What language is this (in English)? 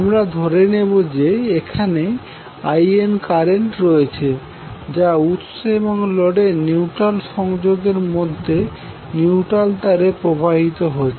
Bangla